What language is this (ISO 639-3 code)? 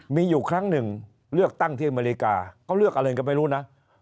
tha